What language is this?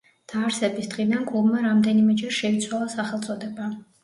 Georgian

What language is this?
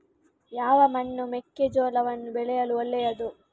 Kannada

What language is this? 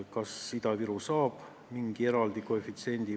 Estonian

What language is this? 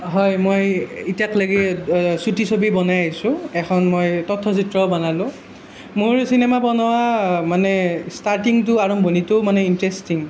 Assamese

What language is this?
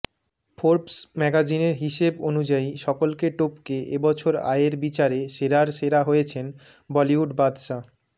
Bangla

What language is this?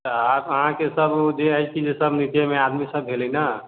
Maithili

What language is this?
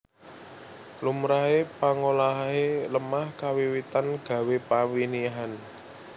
Javanese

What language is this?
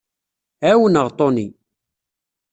Kabyle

